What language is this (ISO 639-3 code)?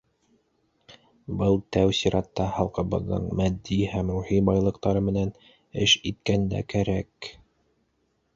bak